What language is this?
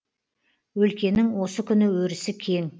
Kazakh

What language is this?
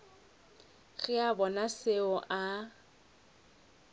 Northern Sotho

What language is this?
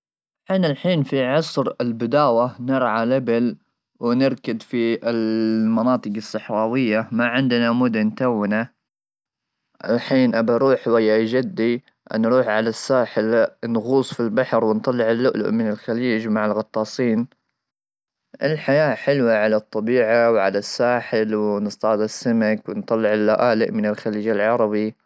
Gulf Arabic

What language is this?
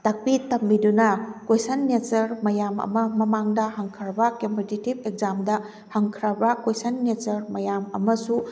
Manipuri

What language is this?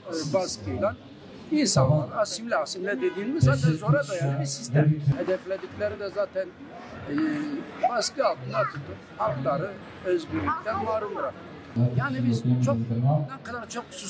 Turkish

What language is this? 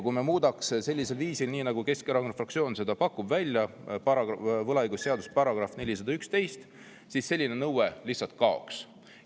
Estonian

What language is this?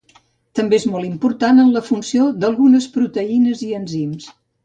Catalan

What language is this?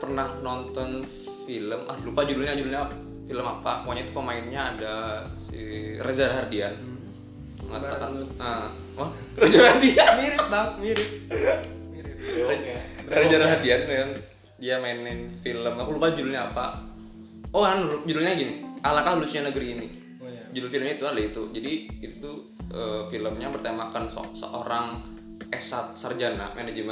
Indonesian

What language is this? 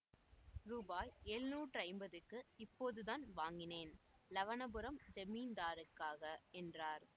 Tamil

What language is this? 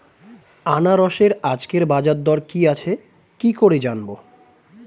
Bangla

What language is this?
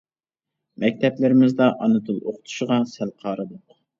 Uyghur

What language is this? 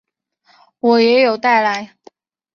Chinese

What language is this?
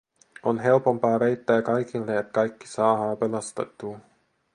Finnish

